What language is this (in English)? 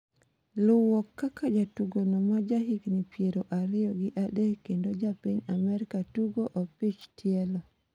Luo (Kenya and Tanzania)